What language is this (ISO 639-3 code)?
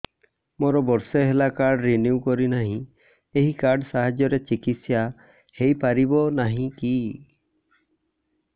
ori